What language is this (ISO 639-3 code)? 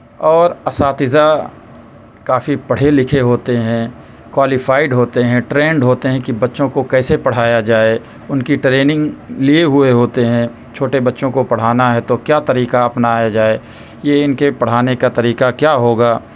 urd